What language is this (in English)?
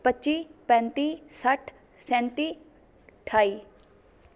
Punjabi